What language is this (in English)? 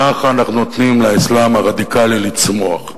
Hebrew